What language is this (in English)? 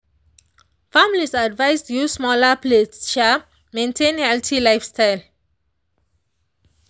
Nigerian Pidgin